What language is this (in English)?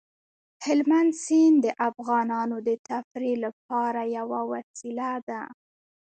Pashto